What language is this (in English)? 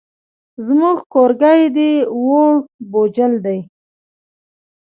Pashto